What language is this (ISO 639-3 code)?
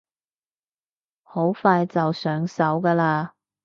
yue